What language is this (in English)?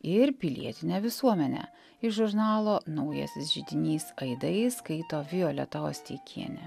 Lithuanian